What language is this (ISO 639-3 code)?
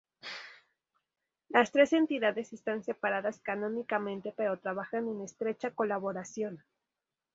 spa